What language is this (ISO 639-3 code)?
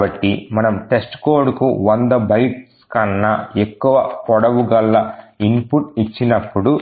tel